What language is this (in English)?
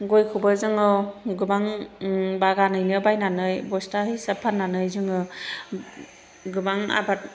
Bodo